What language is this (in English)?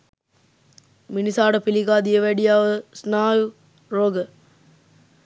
Sinhala